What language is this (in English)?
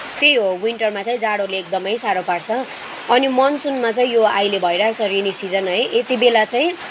Nepali